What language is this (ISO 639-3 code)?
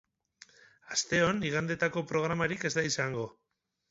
eus